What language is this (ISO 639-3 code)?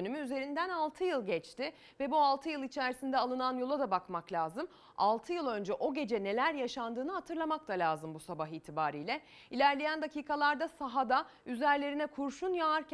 tur